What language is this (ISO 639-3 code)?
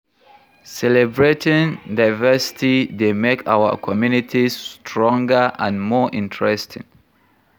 pcm